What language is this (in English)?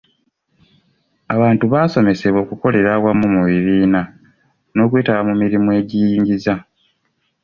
Ganda